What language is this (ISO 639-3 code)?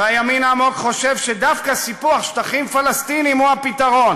heb